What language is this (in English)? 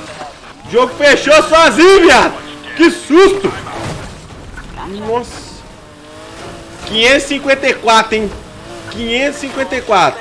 Portuguese